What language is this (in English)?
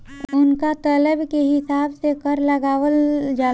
Bhojpuri